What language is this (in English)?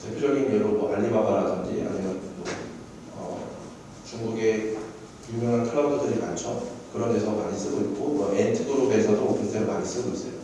Korean